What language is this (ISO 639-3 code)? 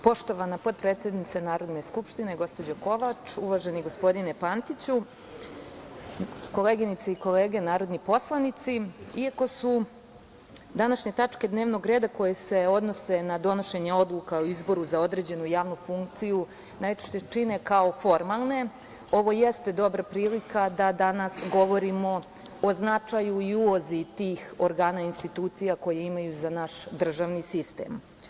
srp